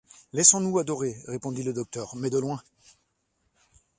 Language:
French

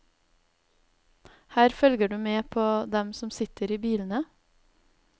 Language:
Norwegian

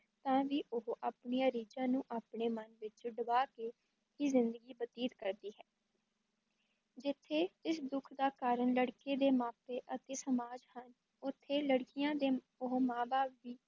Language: Punjabi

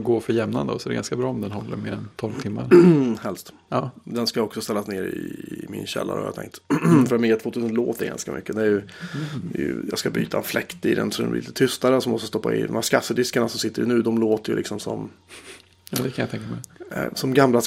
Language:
Swedish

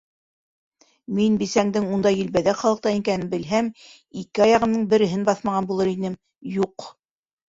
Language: Bashkir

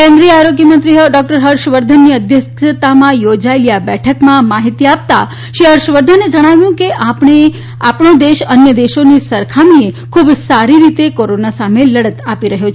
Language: Gujarati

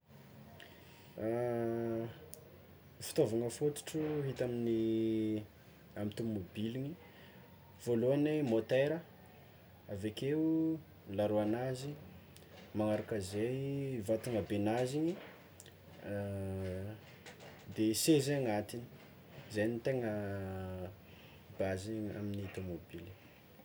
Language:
Tsimihety Malagasy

